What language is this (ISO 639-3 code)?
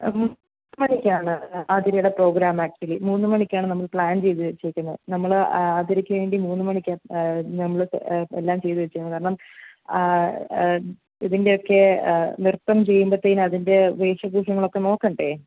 mal